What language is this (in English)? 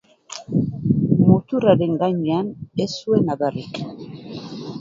Basque